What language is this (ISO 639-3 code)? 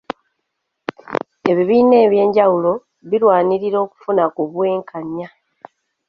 lug